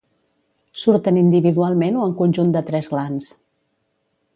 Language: Catalan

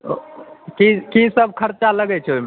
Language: Maithili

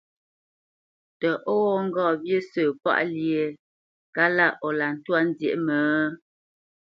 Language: Bamenyam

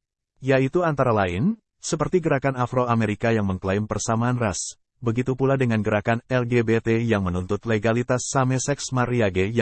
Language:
Indonesian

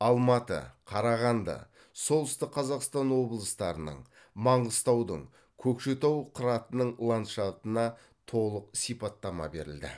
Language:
Kazakh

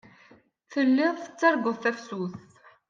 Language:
Kabyle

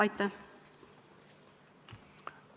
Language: Estonian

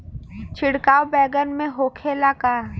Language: Bhojpuri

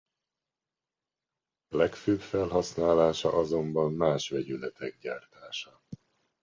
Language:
Hungarian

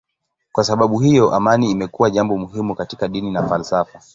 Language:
Swahili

